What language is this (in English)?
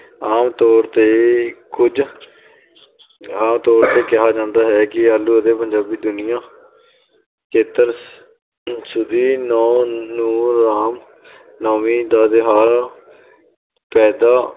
Punjabi